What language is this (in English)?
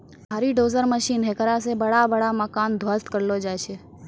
Maithili